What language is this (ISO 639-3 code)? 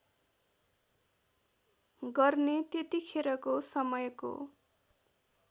nep